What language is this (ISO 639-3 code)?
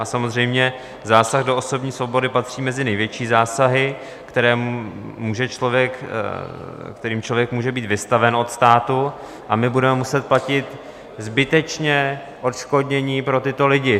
ces